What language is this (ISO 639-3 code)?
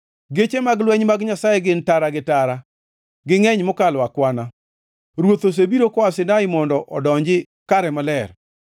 luo